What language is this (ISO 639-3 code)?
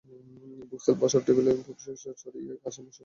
ben